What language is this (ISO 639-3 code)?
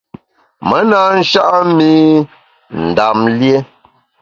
bax